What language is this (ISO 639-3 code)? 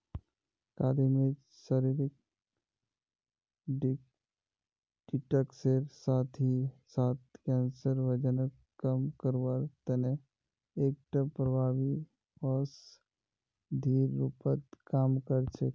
mag